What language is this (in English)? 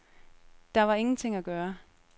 Danish